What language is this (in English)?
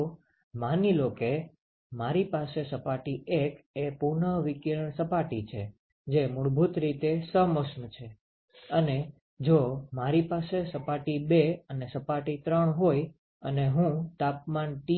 Gujarati